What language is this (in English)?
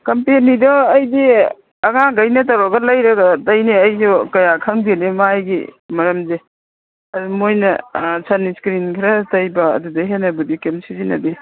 Manipuri